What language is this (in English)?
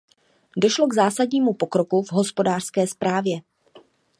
Czech